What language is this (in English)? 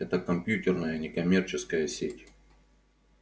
Russian